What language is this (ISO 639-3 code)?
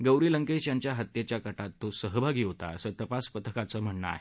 mar